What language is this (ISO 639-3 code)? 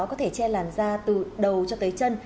vie